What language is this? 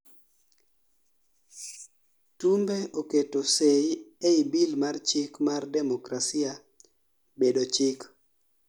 Luo (Kenya and Tanzania)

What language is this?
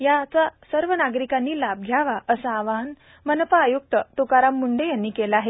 Marathi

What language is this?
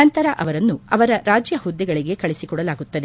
Kannada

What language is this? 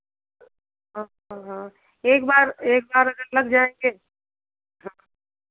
Hindi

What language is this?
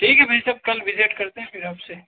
Hindi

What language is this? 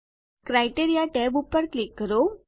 Gujarati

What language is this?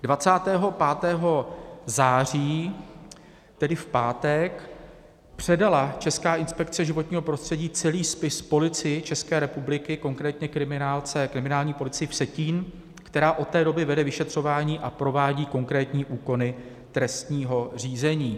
Czech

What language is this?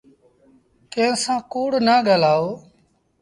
Sindhi Bhil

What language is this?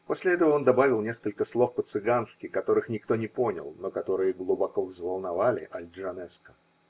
Russian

